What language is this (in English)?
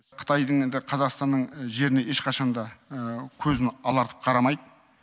Kazakh